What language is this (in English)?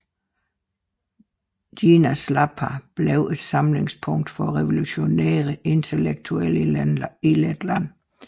Danish